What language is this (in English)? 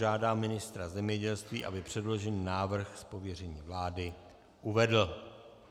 Czech